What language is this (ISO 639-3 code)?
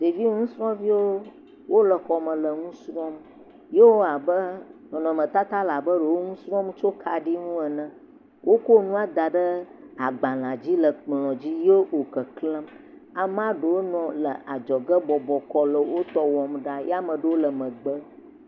ewe